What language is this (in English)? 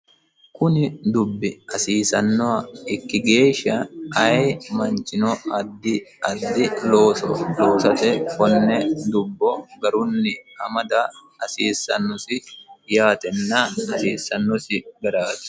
Sidamo